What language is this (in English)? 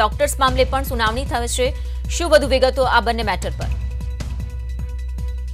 Hindi